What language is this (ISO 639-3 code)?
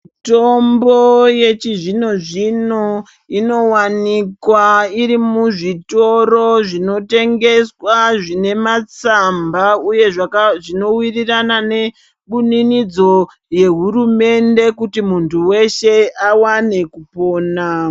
ndc